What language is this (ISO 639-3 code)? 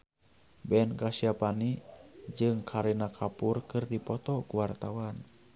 sun